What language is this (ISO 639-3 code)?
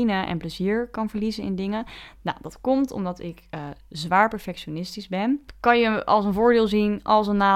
nld